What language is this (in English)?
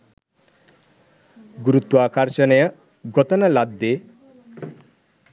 Sinhala